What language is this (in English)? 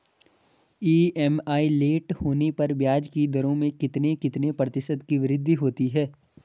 Hindi